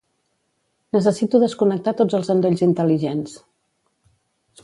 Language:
Catalan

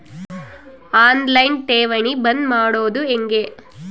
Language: Kannada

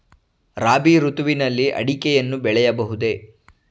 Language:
Kannada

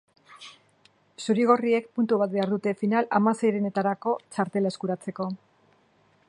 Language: Basque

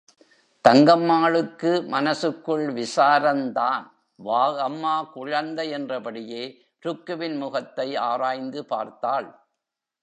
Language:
Tamil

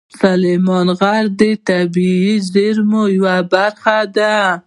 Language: Pashto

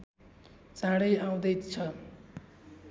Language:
Nepali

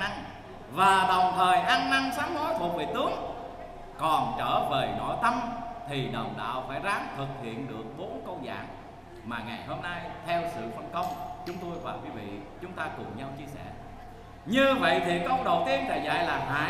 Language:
Vietnamese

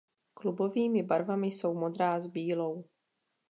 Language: Czech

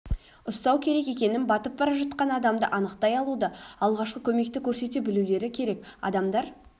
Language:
Kazakh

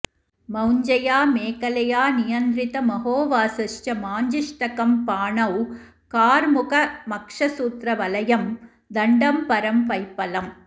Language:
Sanskrit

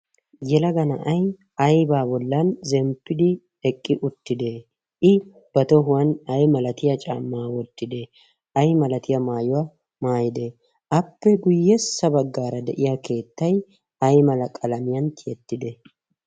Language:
Wolaytta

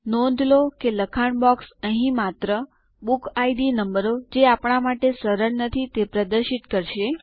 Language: Gujarati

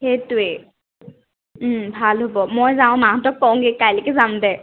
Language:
Assamese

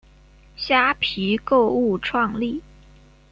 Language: Chinese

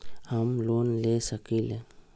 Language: Magahi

